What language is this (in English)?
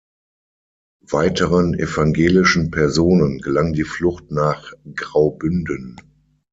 German